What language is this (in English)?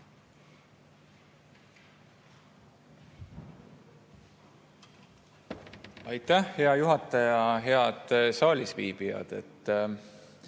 Estonian